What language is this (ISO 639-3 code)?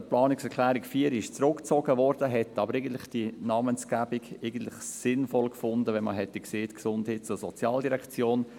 gsw